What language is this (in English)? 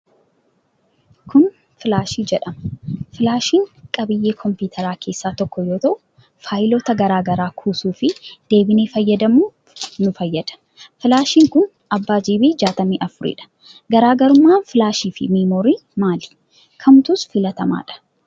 Oromo